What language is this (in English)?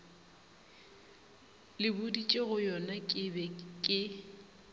Northern Sotho